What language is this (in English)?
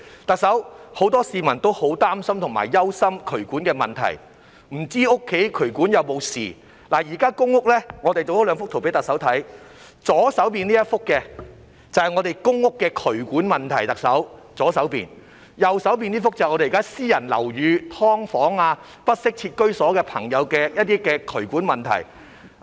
Cantonese